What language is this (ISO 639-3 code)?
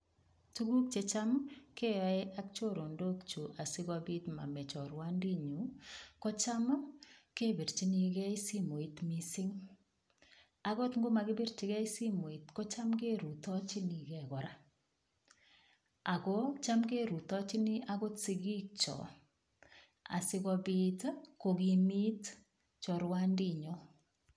kln